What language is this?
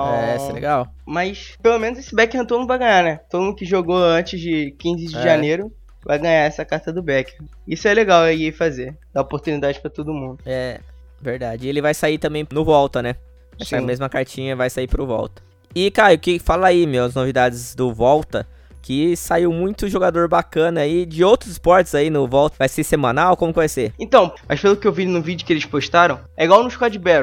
Portuguese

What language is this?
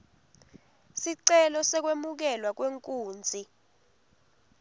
Swati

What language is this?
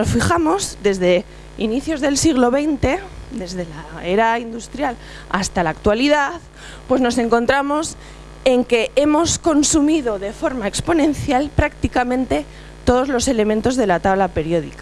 Spanish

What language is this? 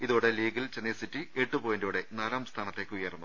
Malayalam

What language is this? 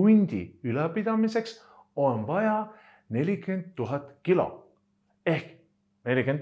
Estonian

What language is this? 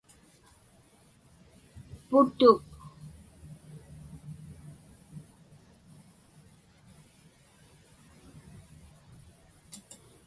Inupiaq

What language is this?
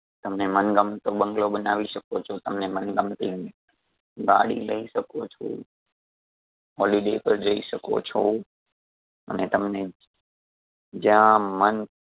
Gujarati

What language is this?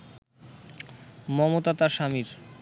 Bangla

